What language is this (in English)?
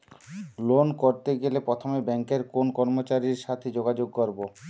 Bangla